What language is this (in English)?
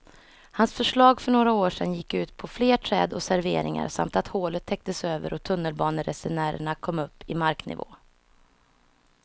Swedish